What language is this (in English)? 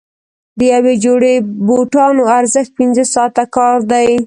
Pashto